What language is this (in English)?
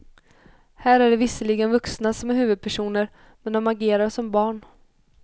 Swedish